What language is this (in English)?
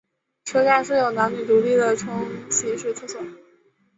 Chinese